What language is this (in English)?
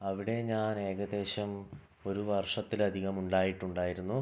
Malayalam